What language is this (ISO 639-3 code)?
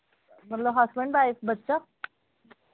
doi